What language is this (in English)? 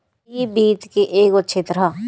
Bhojpuri